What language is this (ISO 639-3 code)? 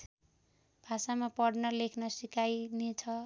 nep